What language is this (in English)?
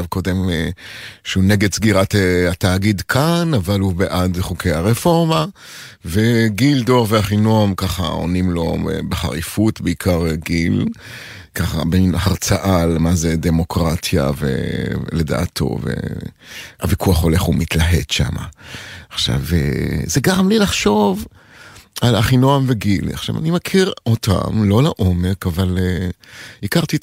Hebrew